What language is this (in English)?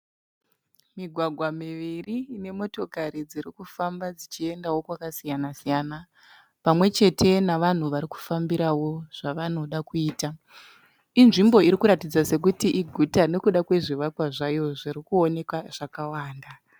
Shona